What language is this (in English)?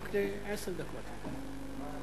Hebrew